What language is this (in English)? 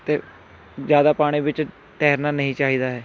Punjabi